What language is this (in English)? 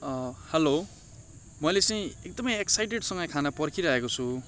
Nepali